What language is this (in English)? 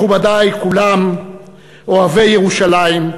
Hebrew